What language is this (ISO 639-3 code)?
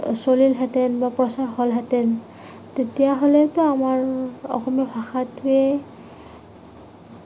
asm